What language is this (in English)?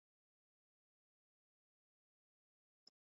Swahili